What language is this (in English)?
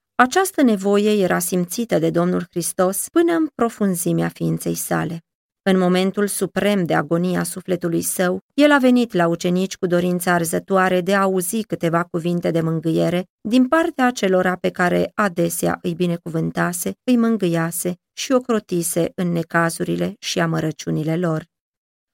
Romanian